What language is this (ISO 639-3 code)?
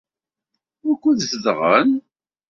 kab